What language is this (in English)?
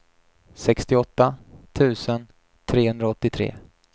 Swedish